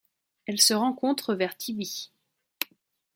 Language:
French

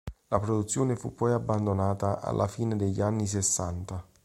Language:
Italian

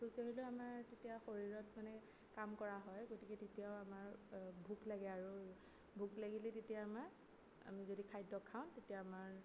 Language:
Assamese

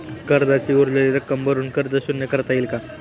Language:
Marathi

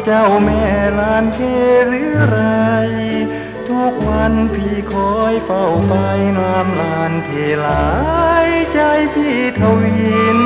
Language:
Thai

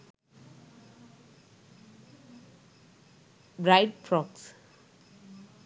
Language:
Sinhala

